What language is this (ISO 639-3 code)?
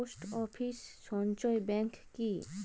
ben